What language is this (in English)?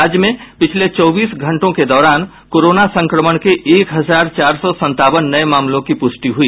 Hindi